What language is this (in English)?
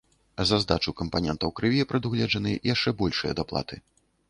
Belarusian